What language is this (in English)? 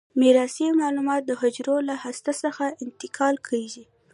Pashto